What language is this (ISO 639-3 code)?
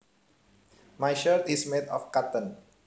jav